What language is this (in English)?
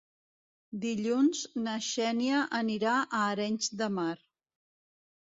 Catalan